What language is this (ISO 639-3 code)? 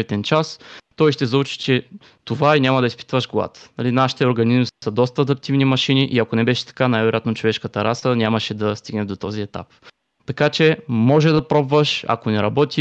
bul